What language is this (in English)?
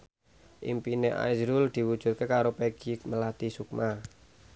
Javanese